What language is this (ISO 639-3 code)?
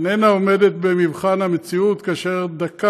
heb